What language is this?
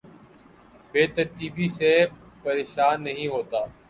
Urdu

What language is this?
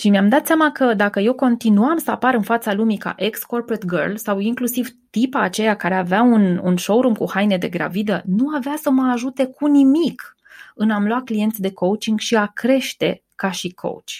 Romanian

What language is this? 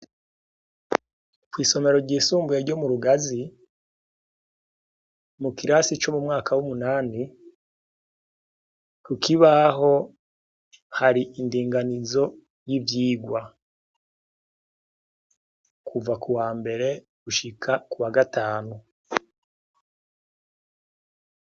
Rundi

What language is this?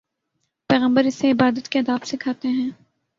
Urdu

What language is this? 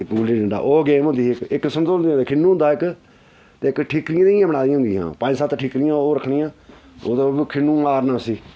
Dogri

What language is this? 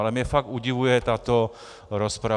Czech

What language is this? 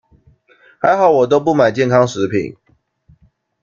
Chinese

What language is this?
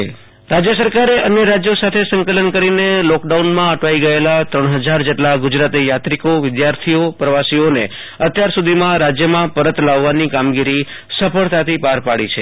Gujarati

